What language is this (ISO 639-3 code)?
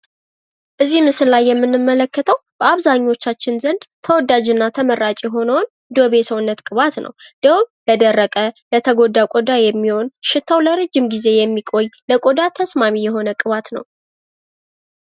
amh